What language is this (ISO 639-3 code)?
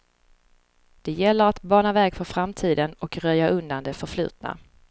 swe